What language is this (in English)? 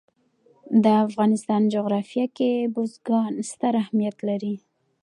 Pashto